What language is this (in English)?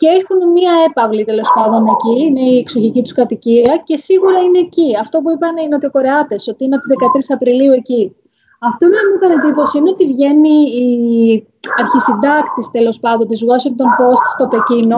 Greek